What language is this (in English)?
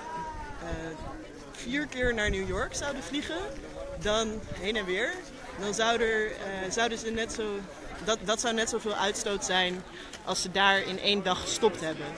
Dutch